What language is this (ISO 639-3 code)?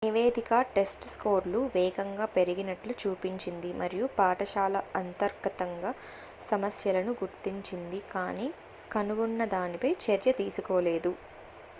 tel